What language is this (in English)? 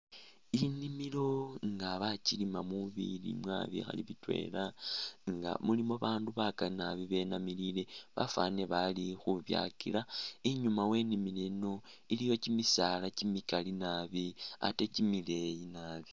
Masaaba